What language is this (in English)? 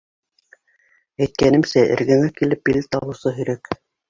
Bashkir